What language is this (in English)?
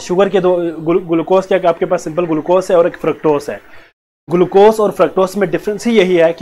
Hindi